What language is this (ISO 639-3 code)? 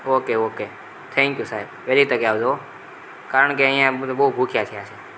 guj